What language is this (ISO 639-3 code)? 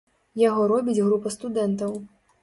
bel